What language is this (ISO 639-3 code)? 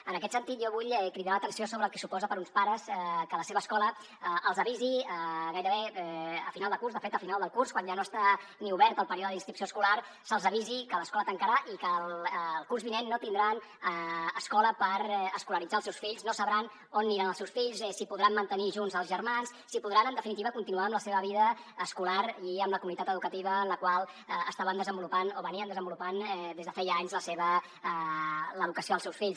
cat